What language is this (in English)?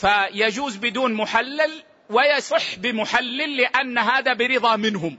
Arabic